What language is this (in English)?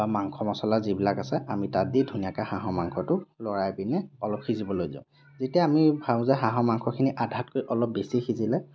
Assamese